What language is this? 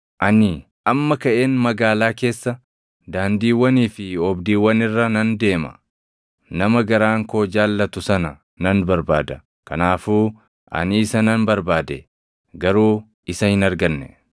Oromo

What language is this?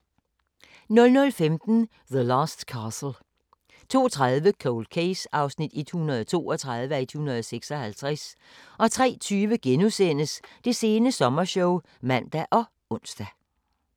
Danish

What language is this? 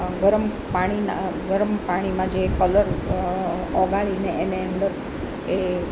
Gujarati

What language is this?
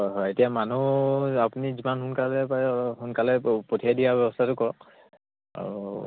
Assamese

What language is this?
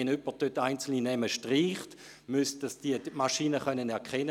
Swiss German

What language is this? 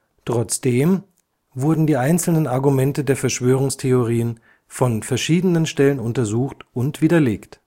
German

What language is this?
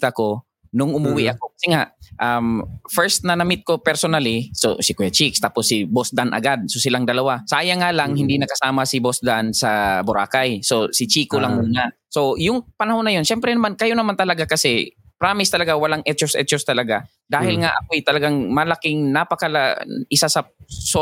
Filipino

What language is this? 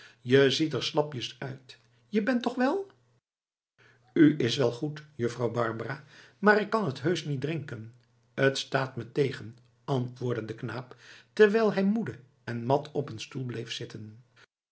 Dutch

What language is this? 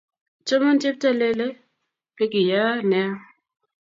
Kalenjin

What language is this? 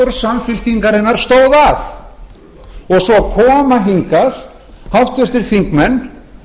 Icelandic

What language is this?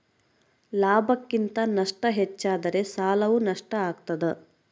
Kannada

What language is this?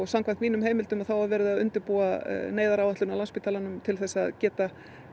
Icelandic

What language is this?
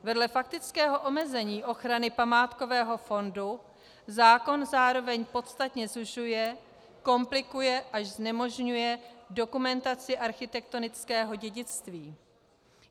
Czech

